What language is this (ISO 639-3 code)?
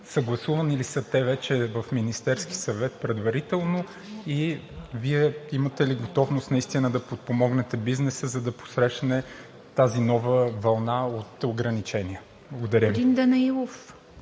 bul